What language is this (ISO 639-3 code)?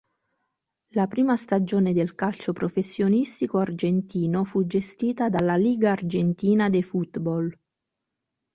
ita